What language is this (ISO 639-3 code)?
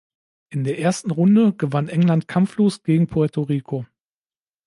deu